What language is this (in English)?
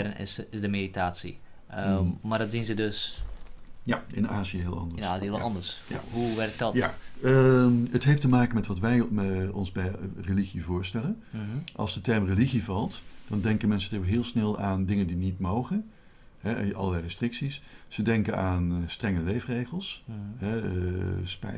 Dutch